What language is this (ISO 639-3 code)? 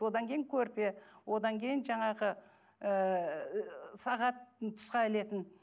kaz